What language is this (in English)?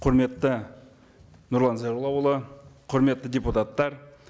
Kazakh